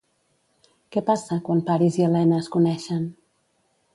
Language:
Catalan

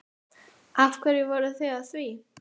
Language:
Icelandic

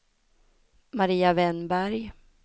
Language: Swedish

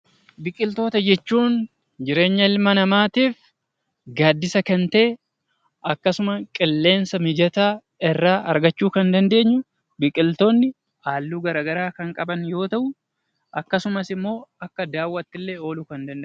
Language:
Oromo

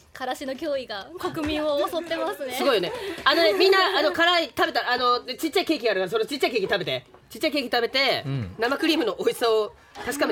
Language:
Japanese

